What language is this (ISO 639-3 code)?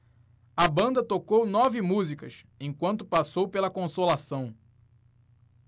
por